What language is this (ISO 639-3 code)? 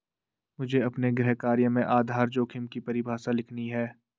hin